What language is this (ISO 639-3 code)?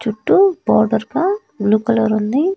tel